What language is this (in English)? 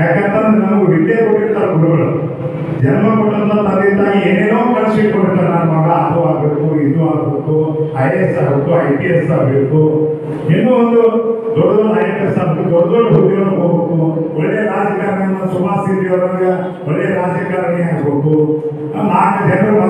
Indonesian